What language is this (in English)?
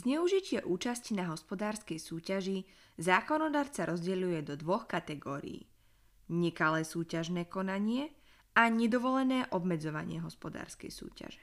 Slovak